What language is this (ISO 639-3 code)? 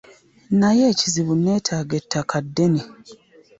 lug